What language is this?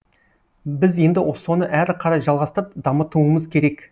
Kazakh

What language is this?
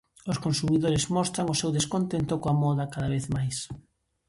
Galician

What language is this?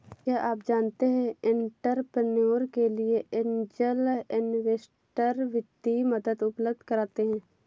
Hindi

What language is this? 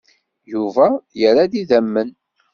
Kabyle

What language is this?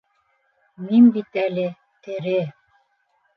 Bashkir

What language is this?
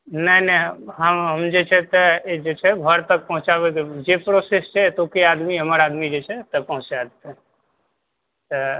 Maithili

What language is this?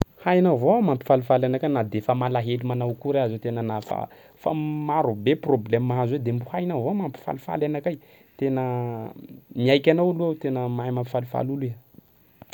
Sakalava Malagasy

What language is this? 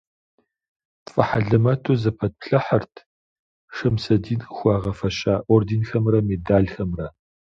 Kabardian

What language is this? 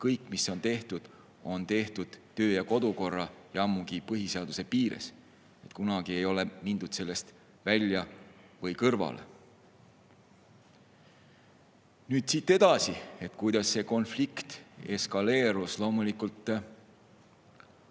Estonian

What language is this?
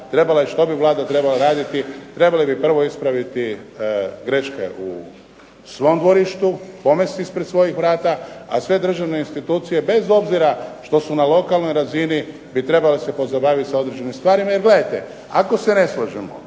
Croatian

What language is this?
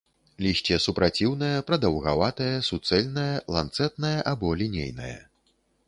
Belarusian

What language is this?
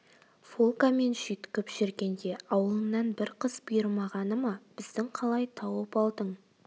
Kazakh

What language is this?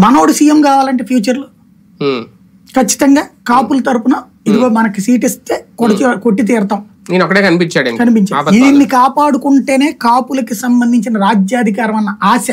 Telugu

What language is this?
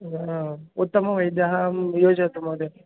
Sanskrit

